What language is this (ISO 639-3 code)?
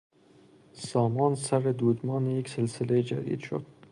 fas